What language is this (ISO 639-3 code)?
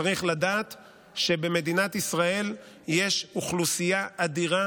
heb